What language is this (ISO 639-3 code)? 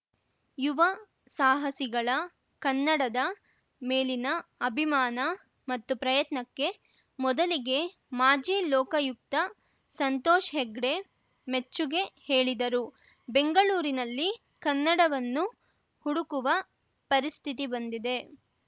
kan